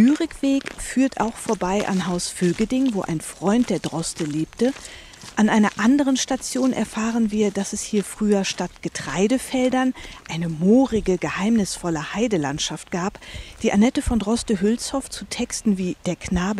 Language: German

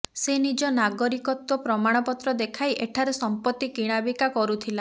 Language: Odia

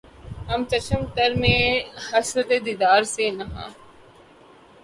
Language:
Urdu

